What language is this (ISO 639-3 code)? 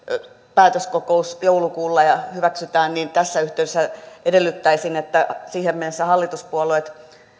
fin